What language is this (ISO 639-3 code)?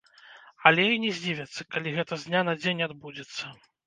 bel